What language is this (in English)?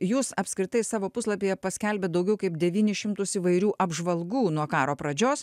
Lithuanian